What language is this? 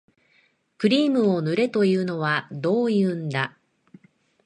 Japanese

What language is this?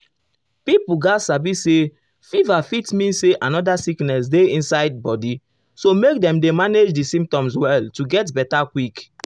Nigerian Pidgin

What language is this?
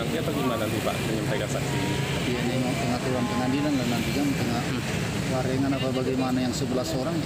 Indonesian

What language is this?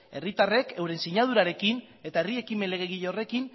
Basque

